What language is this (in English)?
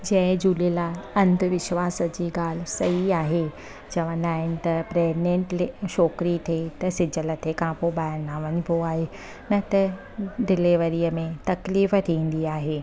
Sindhi